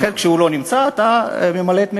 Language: Hebrew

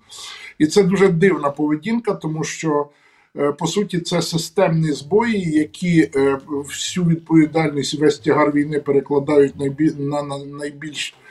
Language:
Ukrainian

